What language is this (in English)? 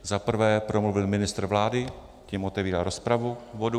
Czech